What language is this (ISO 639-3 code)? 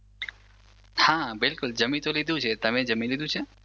guj